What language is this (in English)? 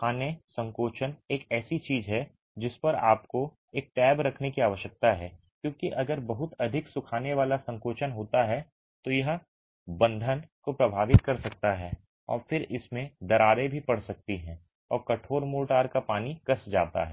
Hindi